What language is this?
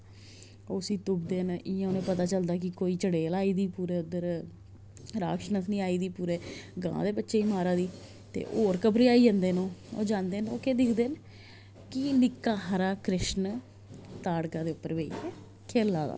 Dogri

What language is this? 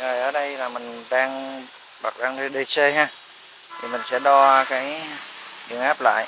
Vietnamese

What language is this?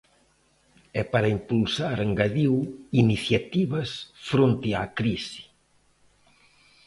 Galician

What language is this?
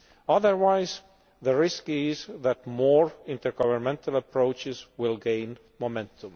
English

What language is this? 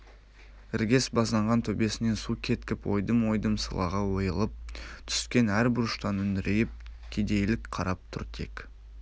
Kazakh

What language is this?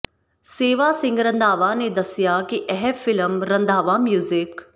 Punjabi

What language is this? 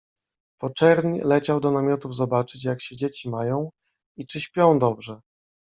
Polish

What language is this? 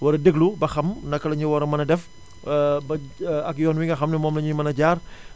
Wolof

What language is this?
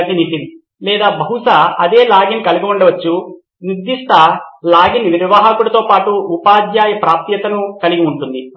Telugu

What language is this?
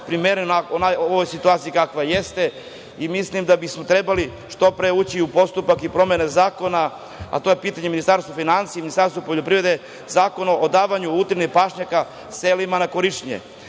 Serbian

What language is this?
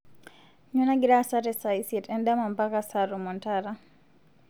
Masai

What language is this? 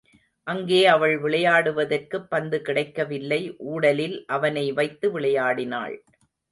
Tamil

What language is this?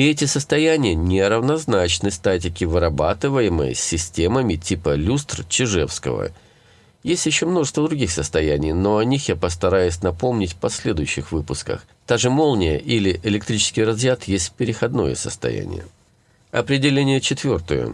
Russian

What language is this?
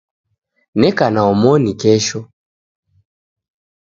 Taita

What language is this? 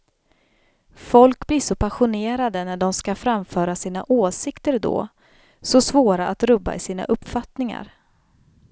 Swedish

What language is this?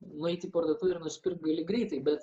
Lithuanian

